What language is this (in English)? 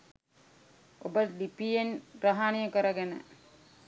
Sinhala